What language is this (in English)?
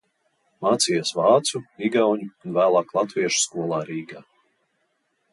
Latvian